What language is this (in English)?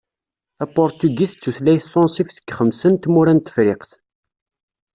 Kabyle